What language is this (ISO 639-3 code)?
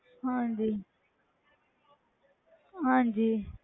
pan